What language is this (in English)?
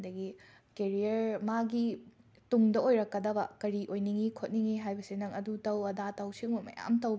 Manipuri